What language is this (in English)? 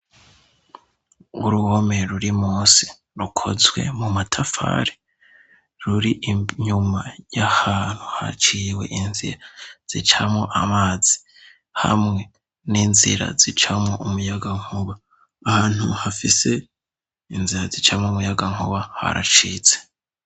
Rundi